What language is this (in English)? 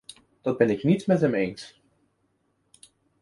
Dutch